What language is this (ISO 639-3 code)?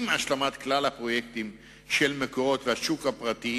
heb